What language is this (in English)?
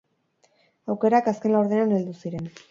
Basque